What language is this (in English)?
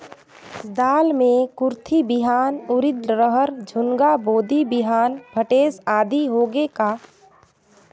Chhattisgarhi